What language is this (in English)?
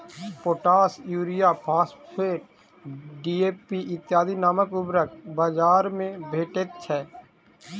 Maithili